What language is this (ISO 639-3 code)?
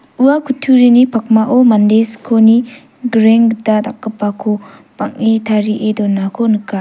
grt